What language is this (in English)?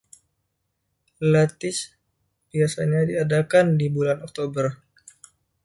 Indonesian